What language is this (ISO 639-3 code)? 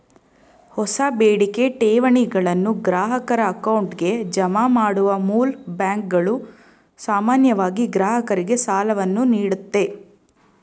kan